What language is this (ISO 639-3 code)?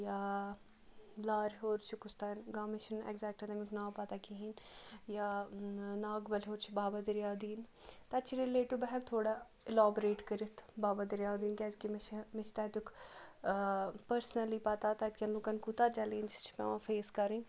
kas